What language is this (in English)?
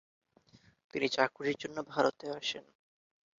Bangla